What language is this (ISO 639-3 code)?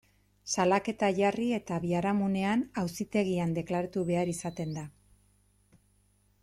eus